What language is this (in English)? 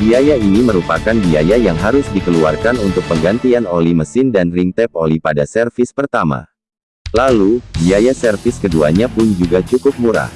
Indonesian